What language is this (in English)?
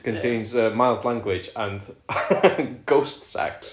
Welsh